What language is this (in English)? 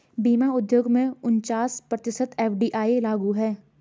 Hindi